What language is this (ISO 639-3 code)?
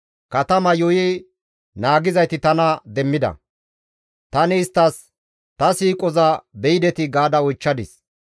gmv